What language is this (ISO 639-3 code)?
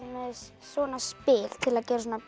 isl